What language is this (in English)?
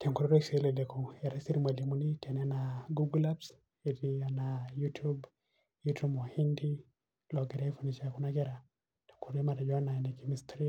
Masai